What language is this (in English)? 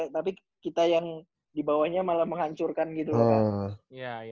Indonesian